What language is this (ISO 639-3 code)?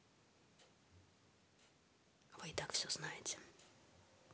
rus